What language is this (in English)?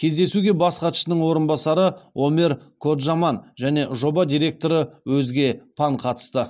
Kazakh